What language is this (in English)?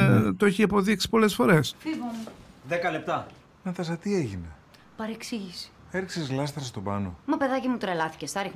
Greek